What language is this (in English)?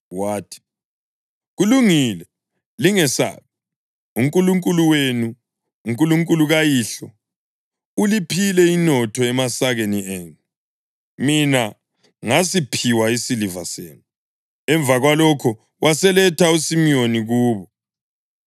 North Ndebele